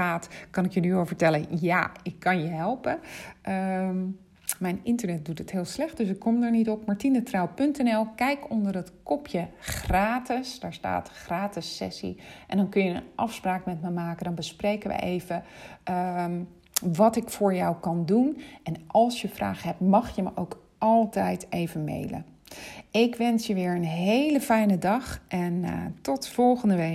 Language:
Dutch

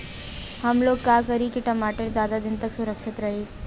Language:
Bhojpuri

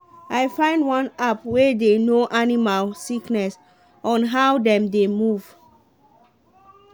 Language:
Nigerian Pidgin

